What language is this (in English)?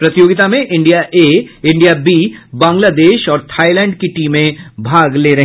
Hindi